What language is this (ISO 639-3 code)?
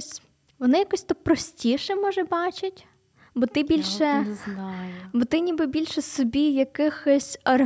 ukr